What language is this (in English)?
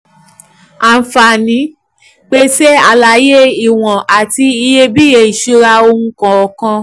Yoruba